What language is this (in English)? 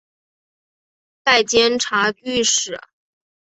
Chinese